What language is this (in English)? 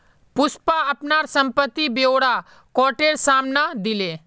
Magahi